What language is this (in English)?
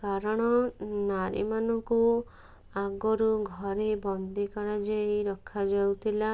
Odia